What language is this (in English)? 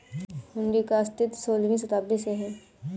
Hindi